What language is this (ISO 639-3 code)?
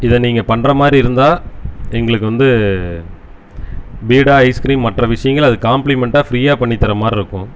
tam